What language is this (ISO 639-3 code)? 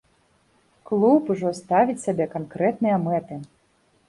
bel